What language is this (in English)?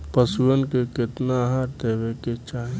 Bhojpuri